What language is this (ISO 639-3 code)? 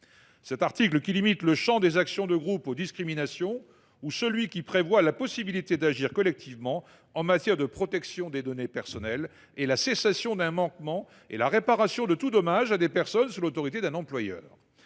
fra